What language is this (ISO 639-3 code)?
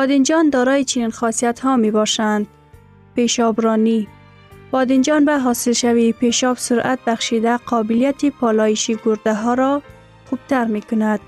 fas